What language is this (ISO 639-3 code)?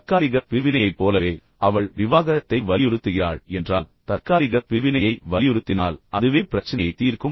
tam